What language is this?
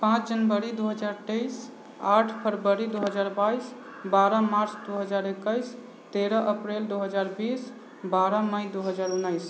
Maithili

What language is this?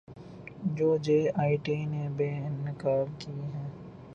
Urdu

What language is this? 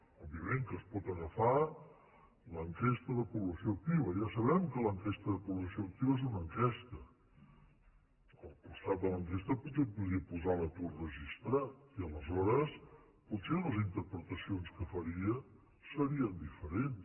Catalan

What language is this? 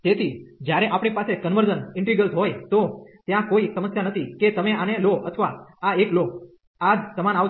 Gujarati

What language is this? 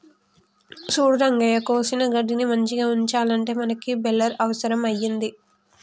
Telugu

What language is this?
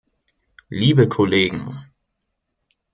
German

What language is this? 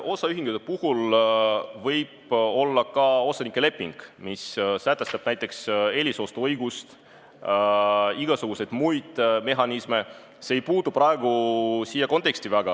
Estonian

